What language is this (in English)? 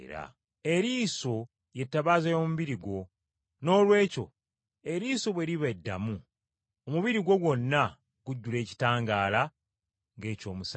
Ganda